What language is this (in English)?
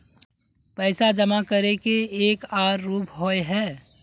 Magahi